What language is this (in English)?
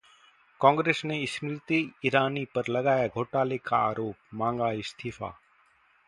Hindi